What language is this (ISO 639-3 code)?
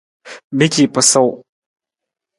nmz